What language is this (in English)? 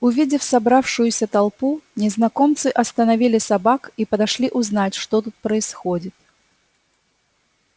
Russian